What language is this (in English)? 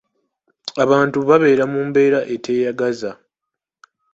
Ganda